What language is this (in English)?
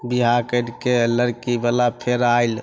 Maithili